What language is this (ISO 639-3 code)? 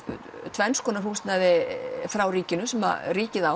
isl